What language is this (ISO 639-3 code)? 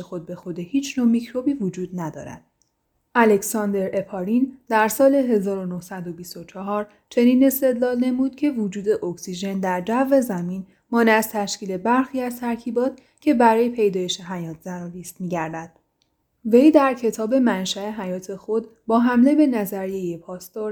fas